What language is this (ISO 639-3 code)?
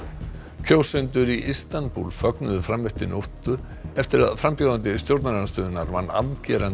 isl